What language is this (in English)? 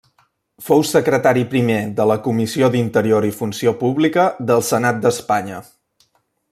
Catalan